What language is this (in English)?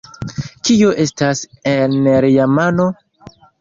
Esperanto